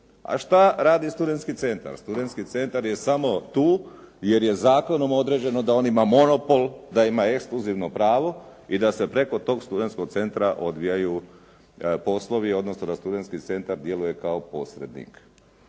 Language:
Croatian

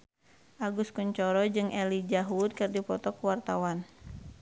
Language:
Sundanese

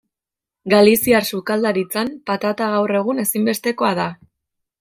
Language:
Basque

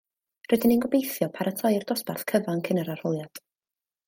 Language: Welsh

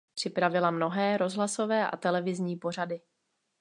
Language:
Czech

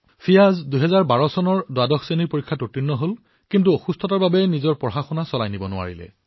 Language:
Assamese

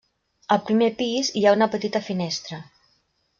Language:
Catalan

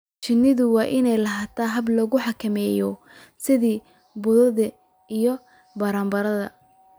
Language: Somali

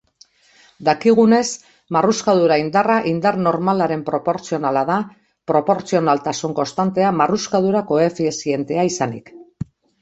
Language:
Basque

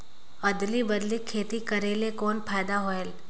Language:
Chhattisgarhi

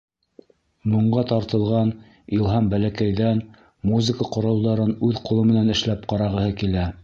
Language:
Bashkir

